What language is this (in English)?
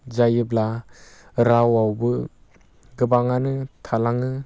Bodo